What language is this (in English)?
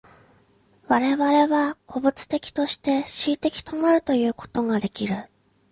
Japanese